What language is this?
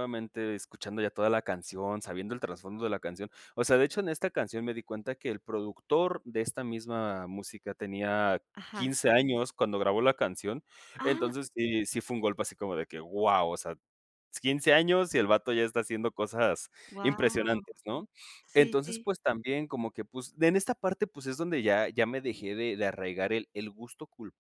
Spanish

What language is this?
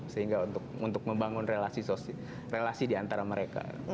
Indonesian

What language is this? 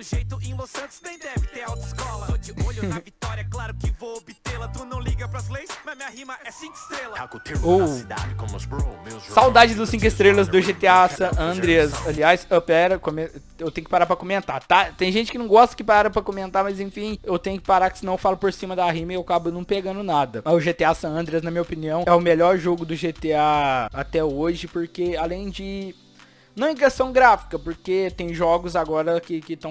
Portuguese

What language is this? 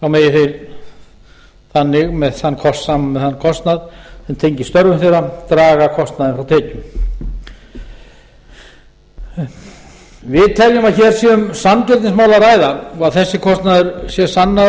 Icelandic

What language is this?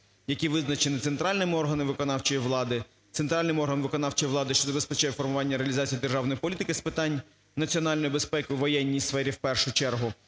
Ukrainian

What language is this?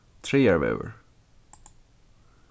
Faroese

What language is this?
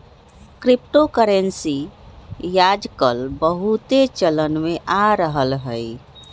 Magahi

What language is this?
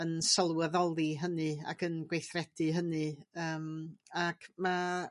Welsh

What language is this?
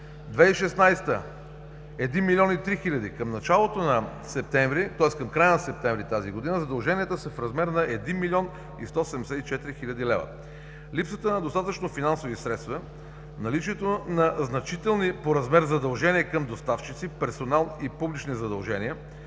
Bulgarian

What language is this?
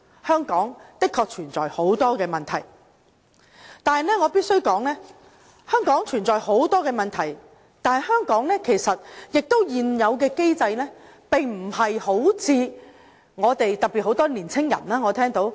Cantonese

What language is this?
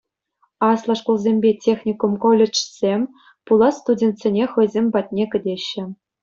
Chuvash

